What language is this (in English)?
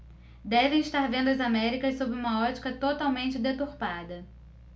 Portuguese